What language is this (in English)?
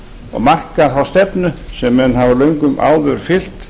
Icelandic